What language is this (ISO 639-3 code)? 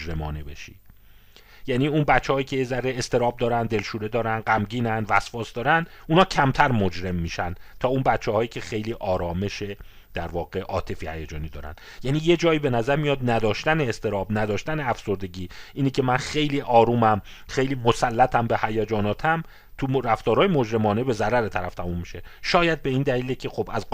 fas